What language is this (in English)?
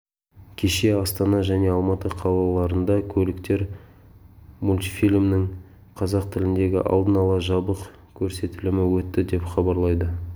Kazakh